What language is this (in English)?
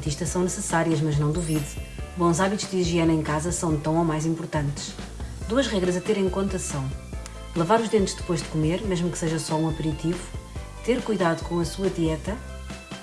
Portuguese